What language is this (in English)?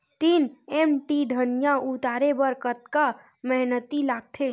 Chhattisgarhi